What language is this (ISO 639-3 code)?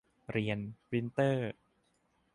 tha